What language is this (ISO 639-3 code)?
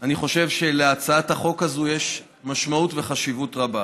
heb